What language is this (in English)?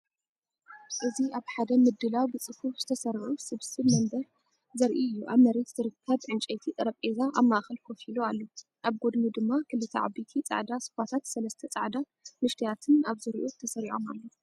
Tigrinya